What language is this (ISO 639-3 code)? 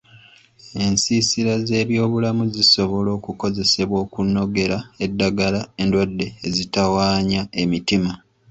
lug